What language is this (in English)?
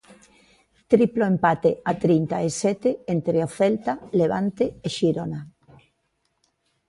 Galician